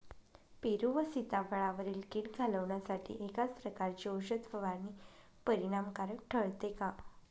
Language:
Marathi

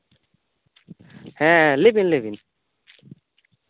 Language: Santali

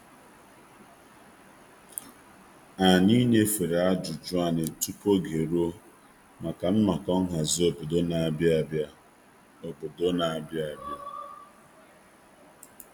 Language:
Igbo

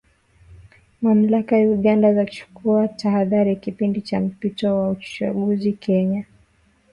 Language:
Swahili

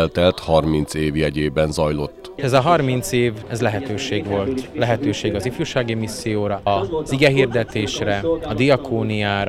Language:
Hungarian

